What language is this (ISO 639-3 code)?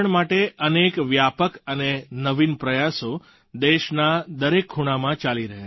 guj